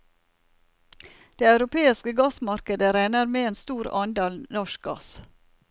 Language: Norwegian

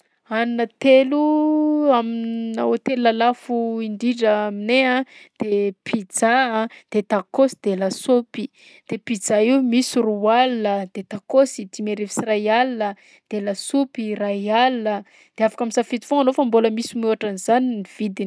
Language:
Southern Betsimisaraka Malagasy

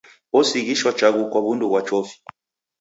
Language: Taita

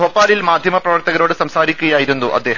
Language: Malayalam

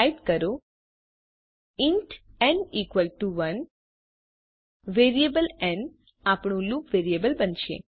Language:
Gujarati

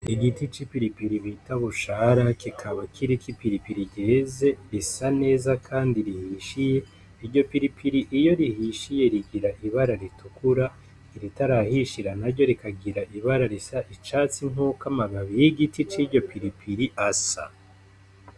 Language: Rundi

